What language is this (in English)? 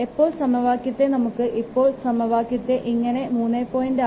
Malayalam